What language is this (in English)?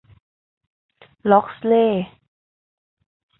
Thai